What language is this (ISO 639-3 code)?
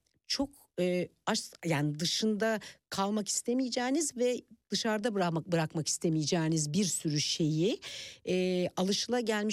tur